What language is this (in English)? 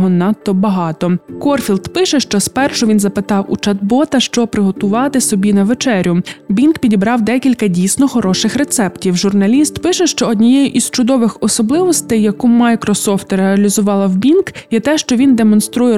Ukrainian